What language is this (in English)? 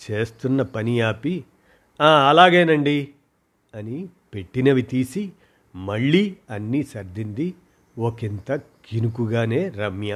Telugu